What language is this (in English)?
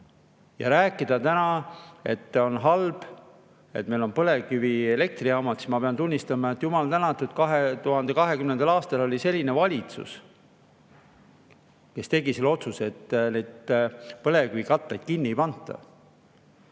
Estonian